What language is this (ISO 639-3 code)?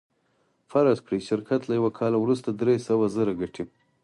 pus